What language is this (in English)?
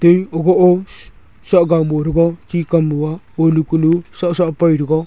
Wancho Naga